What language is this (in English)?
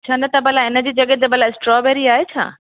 Sindhi